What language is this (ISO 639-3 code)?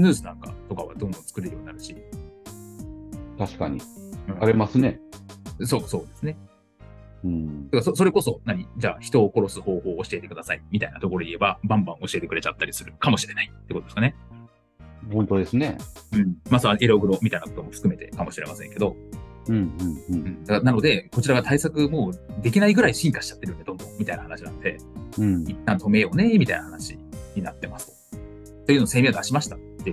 jpn